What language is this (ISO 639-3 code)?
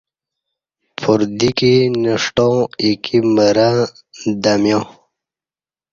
bsh